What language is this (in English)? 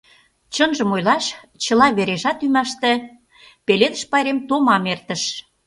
Mari